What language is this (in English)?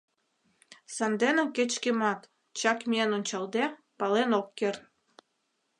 Mari